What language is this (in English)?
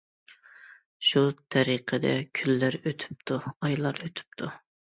Uyghur